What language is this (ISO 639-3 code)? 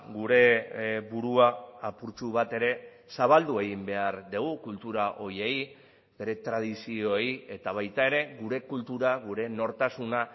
eus